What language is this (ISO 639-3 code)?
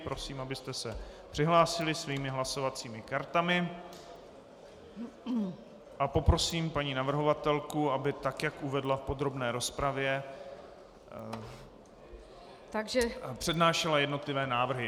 ces